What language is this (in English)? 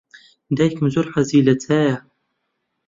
Central Kurdish